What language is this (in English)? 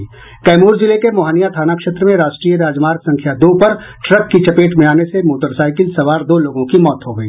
Hindi